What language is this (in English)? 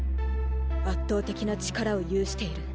Japanese